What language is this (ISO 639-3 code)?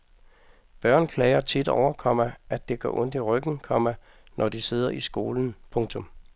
dan